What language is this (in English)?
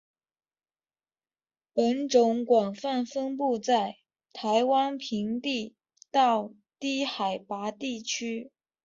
Chinese